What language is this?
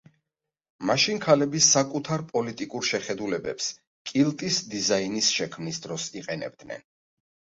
Georgian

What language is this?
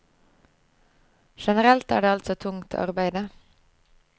Norwegian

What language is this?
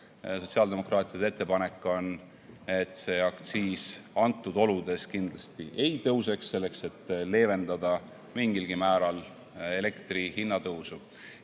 Estonian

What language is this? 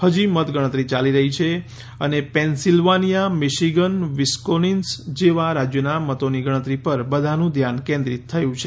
Gujarati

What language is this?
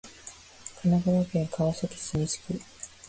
Japanese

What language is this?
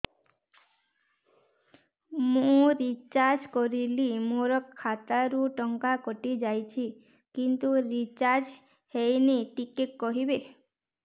Odia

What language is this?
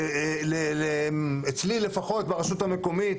Hebrew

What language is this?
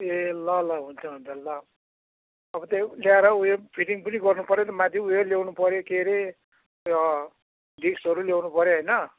Nepali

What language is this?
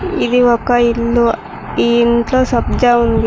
Telugu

